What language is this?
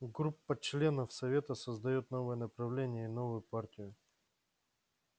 Russian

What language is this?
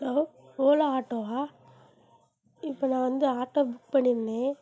Tamil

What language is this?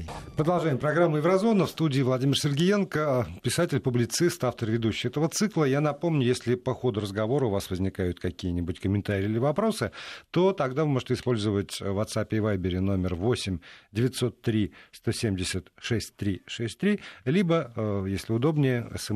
Russian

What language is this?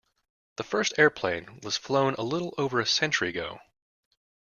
English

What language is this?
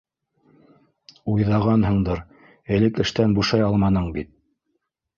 Bashkir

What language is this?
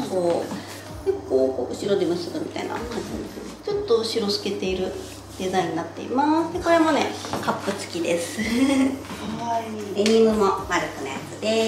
Japanese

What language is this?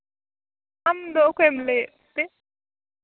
Santali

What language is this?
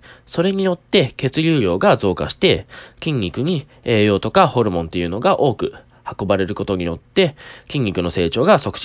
Japanese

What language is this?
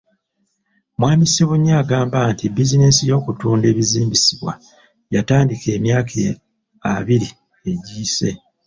Ganda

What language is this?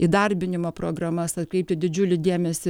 Lithuanian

